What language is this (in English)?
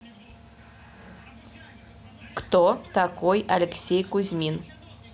Russian